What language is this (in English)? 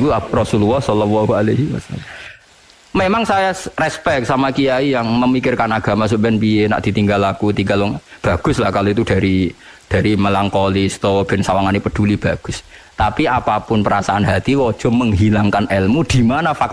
Indonesian